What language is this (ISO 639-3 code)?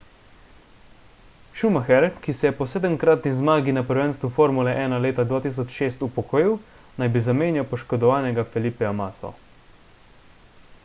slv